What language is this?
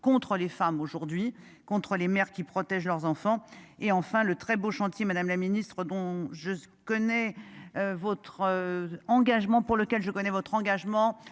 French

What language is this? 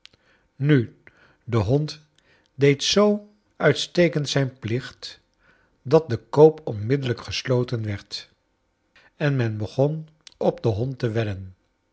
Dutch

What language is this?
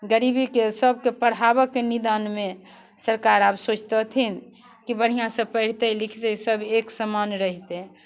Maithili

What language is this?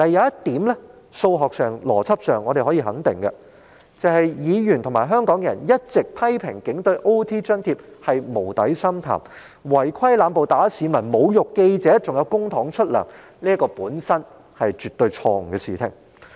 Cantonese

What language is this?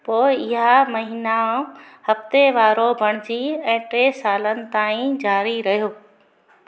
Sindhi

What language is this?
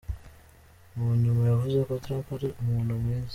Kinyarwanda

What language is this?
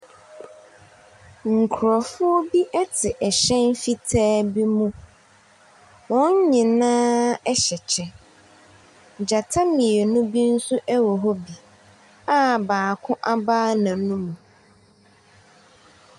Akan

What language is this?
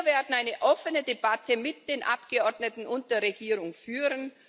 German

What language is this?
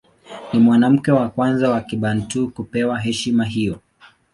Swahili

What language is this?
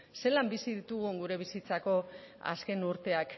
Basque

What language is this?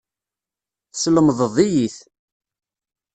Kabyle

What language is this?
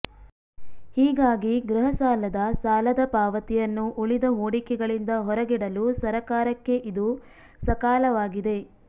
Kannada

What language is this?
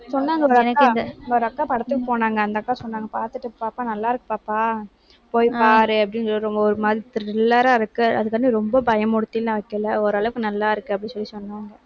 Tamil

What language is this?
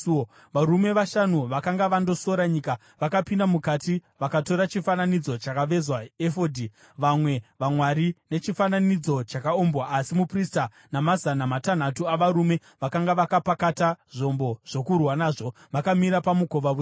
Shona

